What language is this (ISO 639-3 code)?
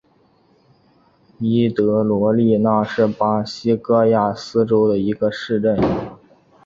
zho